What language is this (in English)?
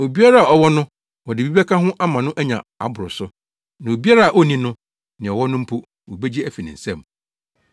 Akan